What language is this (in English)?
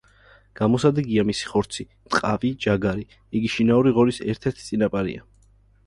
Georgian